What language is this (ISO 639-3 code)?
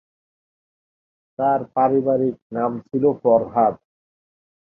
ben